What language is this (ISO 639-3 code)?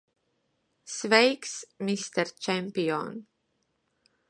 lav